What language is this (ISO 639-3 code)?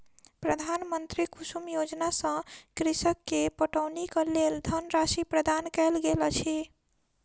mai